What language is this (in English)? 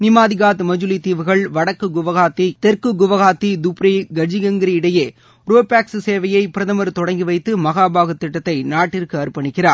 Tamil